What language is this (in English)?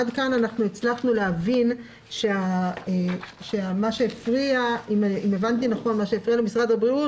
Hebrew